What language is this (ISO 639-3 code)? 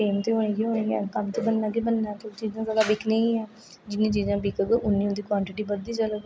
doi